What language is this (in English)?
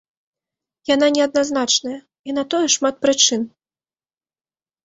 Belarusian